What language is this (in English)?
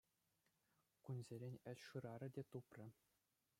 Chuvash